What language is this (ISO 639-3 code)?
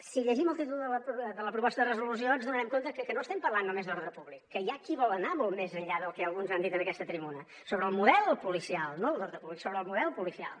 cat